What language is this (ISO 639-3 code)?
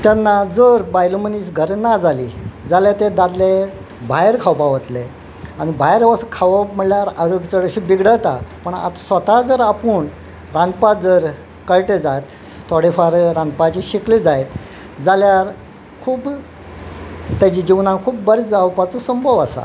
kok